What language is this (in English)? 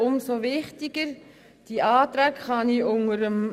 Swiss German